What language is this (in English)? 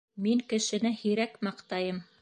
Bashkir